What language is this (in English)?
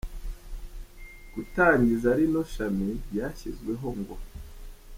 Kinyarwanda